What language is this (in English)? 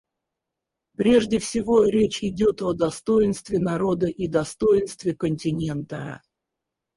Russian